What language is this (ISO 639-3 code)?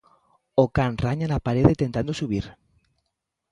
glg